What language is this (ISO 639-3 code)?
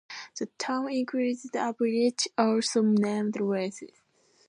eng